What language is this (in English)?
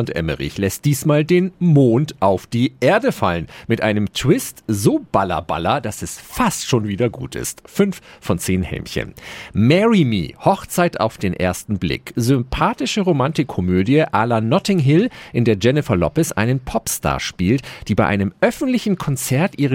German